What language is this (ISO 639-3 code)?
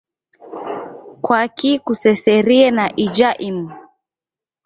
dav